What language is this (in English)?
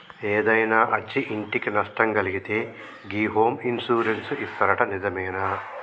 Telugu